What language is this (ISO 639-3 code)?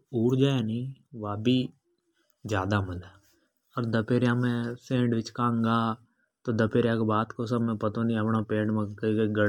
hoj